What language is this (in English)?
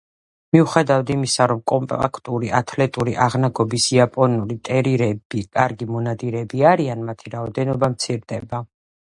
Georgian